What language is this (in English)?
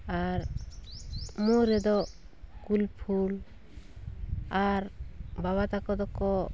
Santali